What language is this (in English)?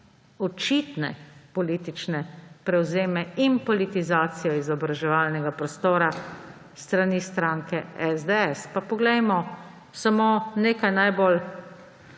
Slovenian